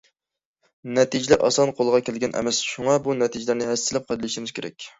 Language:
Uyghur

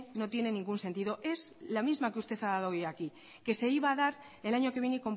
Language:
Spanish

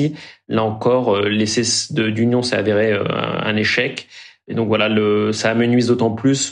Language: French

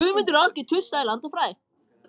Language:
Icelandic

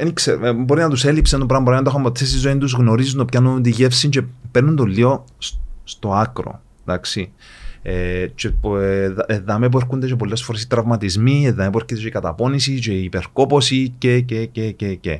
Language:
Greek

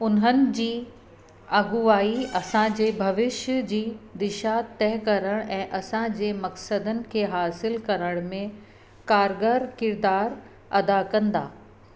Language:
Sindhi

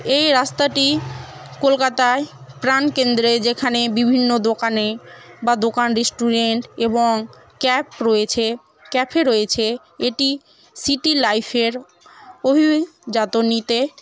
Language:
Bangla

